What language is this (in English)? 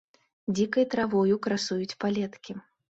Belarusian